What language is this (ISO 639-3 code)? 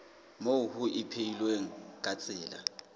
sot